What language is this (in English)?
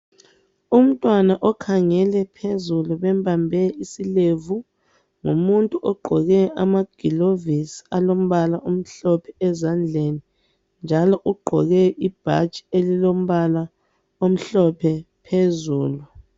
North Ndebele